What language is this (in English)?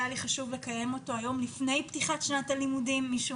Hebrew